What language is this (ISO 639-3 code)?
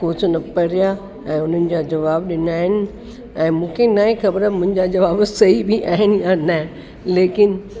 snd